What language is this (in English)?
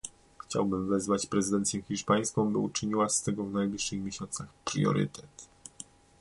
Polish